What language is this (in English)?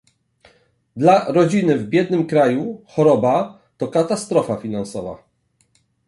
Polish